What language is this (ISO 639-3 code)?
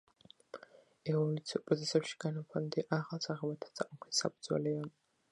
kat